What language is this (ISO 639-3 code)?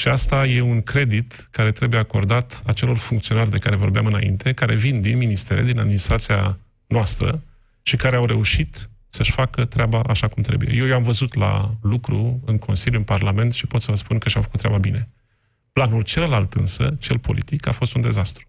ron